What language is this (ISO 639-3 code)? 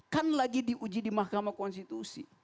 ind